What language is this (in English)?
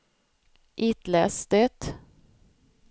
Swedish